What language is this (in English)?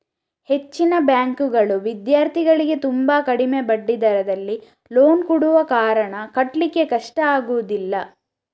Kannada